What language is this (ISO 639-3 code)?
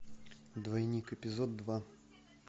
rus